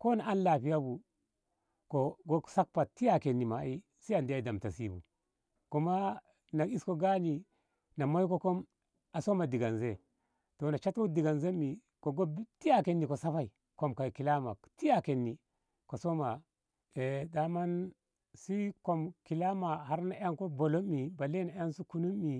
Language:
Ngamo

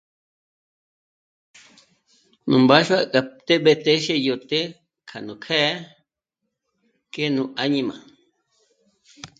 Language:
Michoacán Mazahua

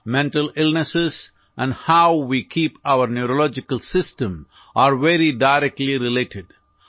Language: Odia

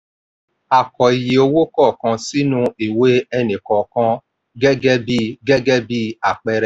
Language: Yoruba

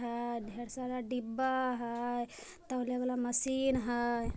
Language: Magahi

